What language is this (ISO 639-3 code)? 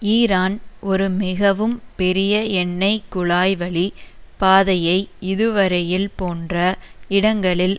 tam